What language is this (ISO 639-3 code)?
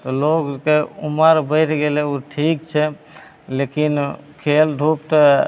mai